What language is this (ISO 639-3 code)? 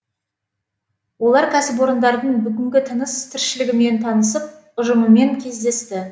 kaz